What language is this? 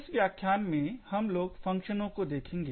Hindi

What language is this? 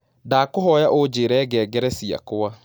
Kikuyu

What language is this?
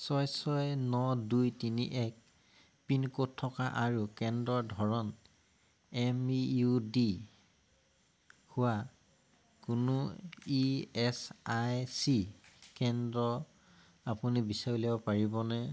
Assamese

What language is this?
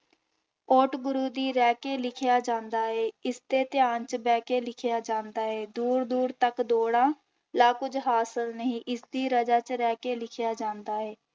Punjabi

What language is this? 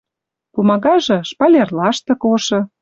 Western Mari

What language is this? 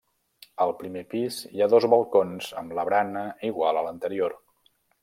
Catalan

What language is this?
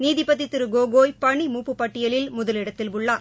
Tamil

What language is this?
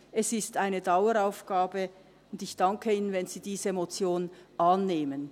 Swiss German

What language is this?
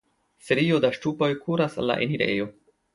Esperanto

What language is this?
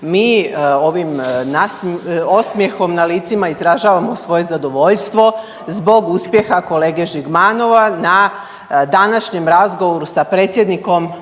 Croatian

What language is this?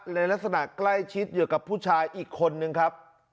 Thai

